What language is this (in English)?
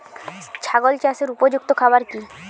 Bangla